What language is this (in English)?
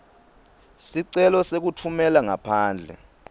Swati